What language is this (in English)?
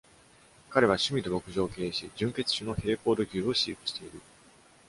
Japanese